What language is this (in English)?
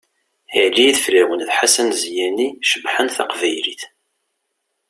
Kabyle